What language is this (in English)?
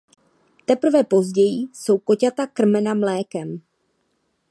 Czech